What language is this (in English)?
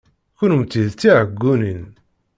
Kabyle